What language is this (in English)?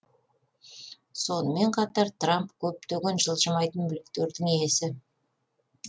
Kazakh